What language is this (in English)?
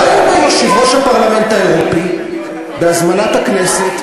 Hebrew